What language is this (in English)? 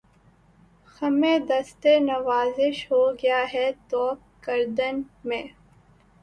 Urdu